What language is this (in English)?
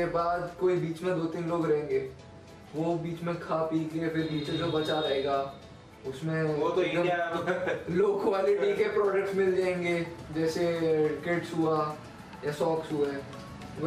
Hindi